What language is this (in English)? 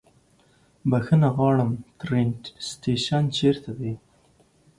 Pashto